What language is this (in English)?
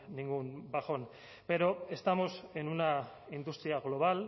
Spanish